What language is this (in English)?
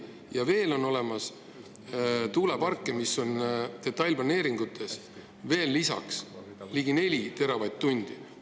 Estonian